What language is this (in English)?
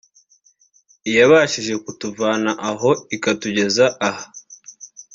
Kinyarwanda